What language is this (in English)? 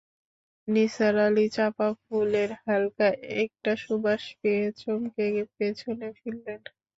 Bangla